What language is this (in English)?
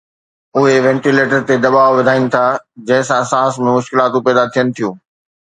Sindhi